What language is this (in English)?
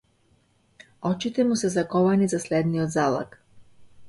Macedonian